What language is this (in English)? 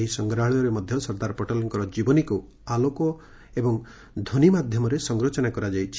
Odia